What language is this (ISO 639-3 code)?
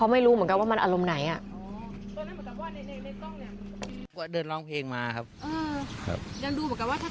tha